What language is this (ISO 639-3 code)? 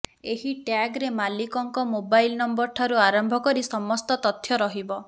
ori